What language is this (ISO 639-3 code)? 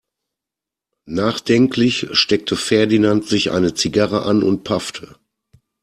deu